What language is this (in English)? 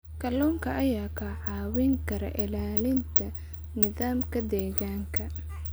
Somali